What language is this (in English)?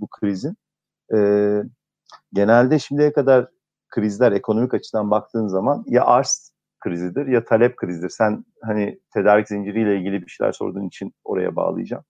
Turkish